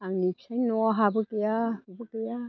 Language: Bodo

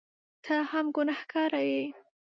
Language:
Pashto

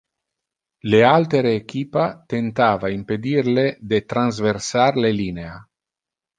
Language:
Interlingua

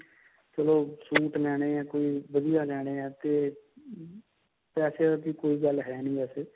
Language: Punjabi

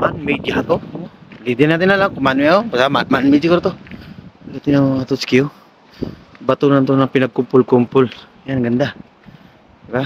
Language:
Filipino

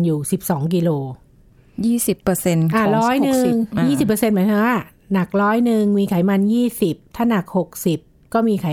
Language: Thai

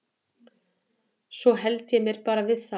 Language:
Icelandic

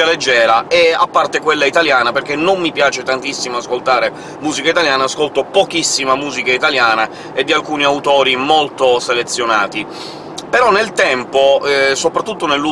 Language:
Italian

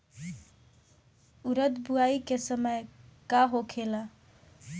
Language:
Bhojpuri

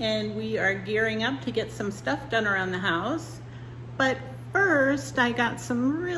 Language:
English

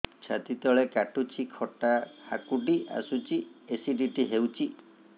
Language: Odia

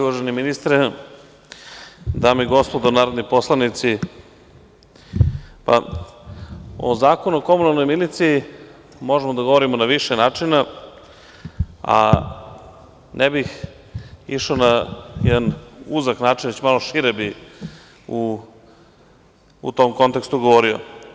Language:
Serbian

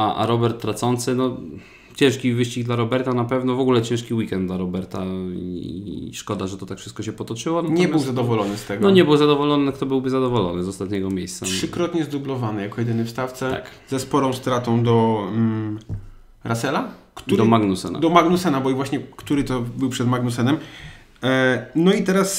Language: Polish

